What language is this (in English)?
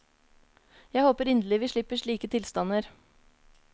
Norwegian